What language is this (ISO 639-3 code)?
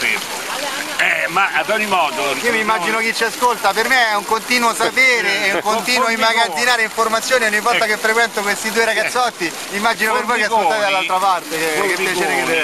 ita